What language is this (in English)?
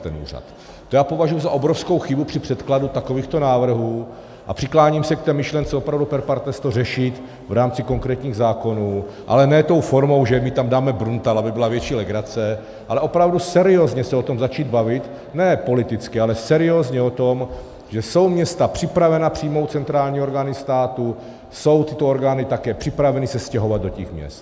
Czech